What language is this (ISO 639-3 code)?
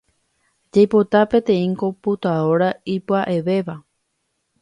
grn